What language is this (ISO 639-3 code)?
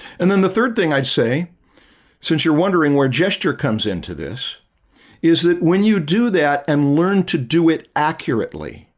eng